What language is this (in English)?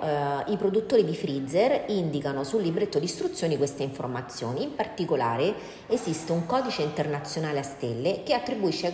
Italian